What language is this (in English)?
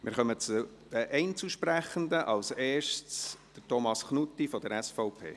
Swiss German